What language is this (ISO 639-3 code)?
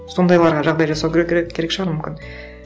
kaz